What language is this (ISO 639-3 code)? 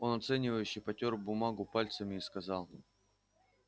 rus